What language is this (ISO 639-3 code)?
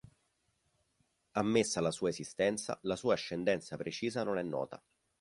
ita